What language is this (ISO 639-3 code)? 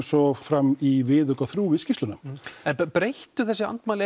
isl